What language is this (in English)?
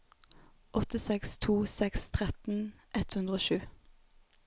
Norwegian